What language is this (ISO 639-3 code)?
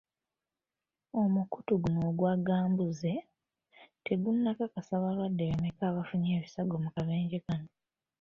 lug